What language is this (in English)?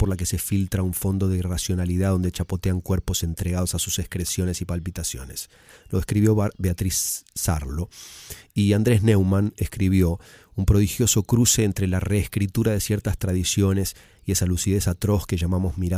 Spanish